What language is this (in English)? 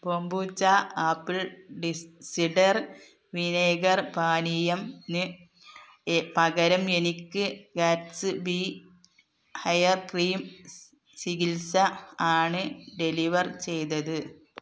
Malayalam